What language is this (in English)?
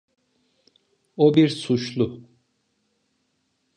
Turkish